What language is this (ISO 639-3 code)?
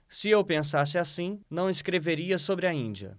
por